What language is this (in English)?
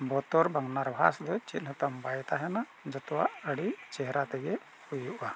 Santali